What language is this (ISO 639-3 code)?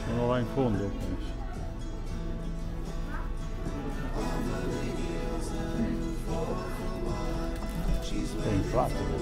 ita